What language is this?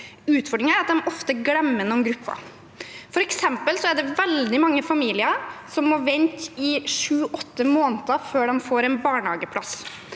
Norwegian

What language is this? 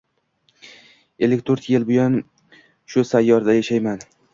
Uzbek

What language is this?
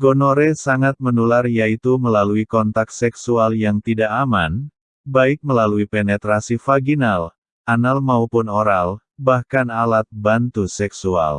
Indonesian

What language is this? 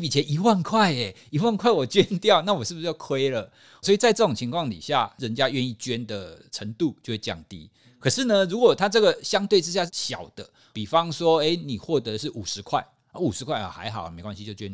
Chinese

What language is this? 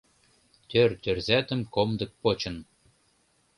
Mari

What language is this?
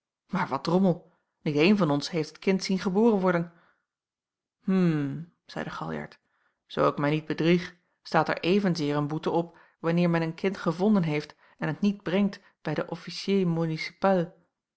Dutch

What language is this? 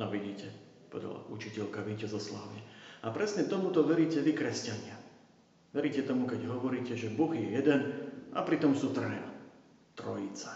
Slovak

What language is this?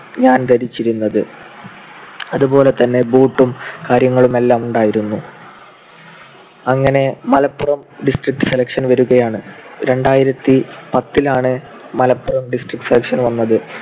Malayalam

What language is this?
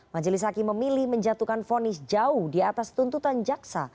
Indonesian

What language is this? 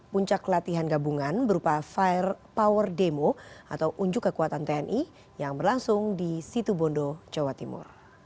Indonesian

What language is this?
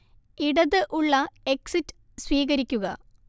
Malayalam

